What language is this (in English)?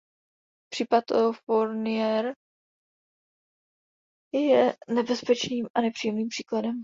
Czech